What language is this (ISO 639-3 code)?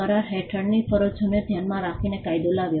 guj